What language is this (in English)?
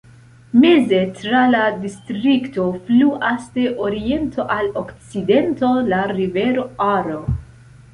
Esperanto